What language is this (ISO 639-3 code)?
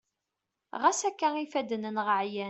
kab